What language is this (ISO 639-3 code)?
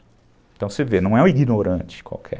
por